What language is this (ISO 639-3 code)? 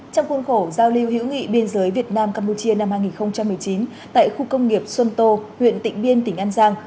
vie